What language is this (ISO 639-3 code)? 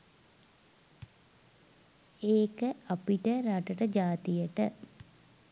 sin